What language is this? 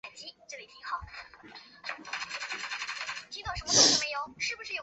Chinese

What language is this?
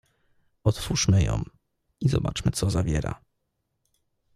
Polish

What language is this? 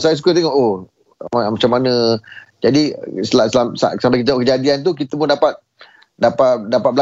Malay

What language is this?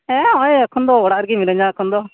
Santali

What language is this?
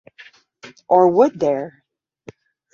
English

